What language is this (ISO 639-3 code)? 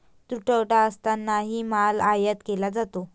mar